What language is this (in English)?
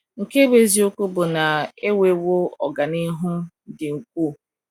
Igbo